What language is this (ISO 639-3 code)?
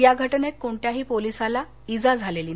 mar